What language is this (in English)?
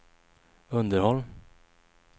Swedish